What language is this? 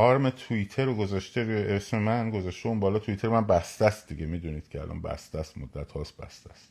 Persian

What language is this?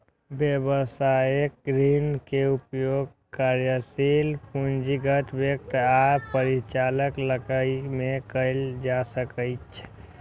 Maithili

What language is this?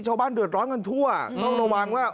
Thai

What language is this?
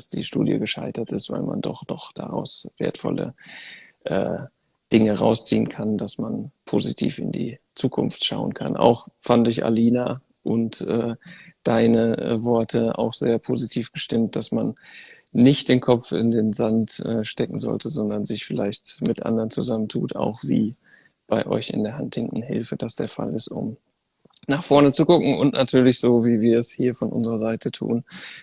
German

